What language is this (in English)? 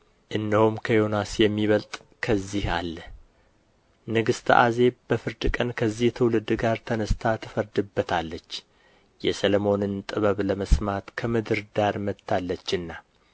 Amharic